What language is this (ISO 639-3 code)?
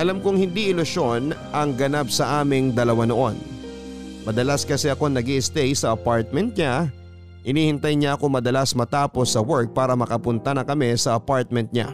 fil